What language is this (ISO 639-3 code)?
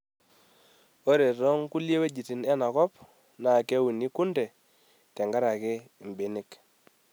mas